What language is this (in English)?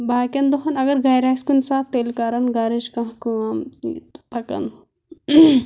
Kashmiri